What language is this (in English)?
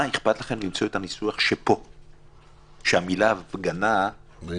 Hebrew